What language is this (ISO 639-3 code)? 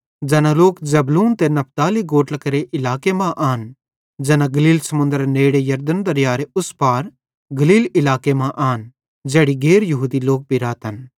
bhd